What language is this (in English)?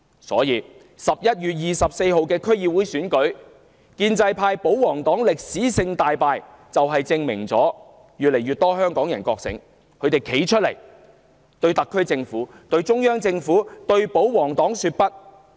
Cantonese